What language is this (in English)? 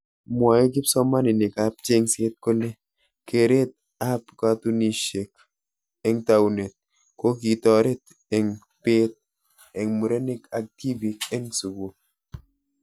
Kalenjin